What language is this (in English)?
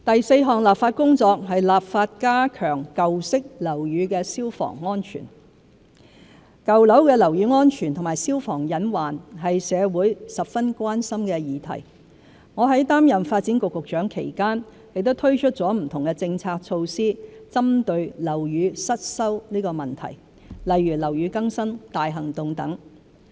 Cantonese